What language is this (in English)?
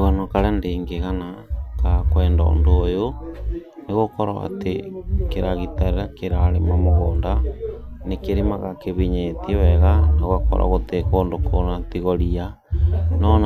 Kikuyu